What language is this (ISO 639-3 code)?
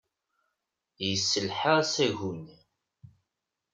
kab